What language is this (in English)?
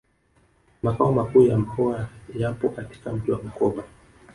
Swahili